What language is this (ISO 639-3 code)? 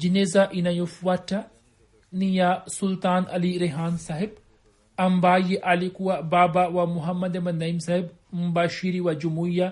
swa